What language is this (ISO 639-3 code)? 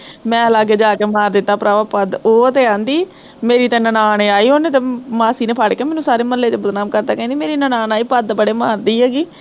pan